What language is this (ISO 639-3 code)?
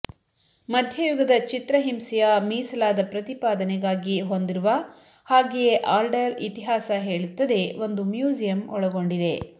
kan